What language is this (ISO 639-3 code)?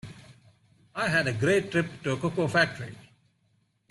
eng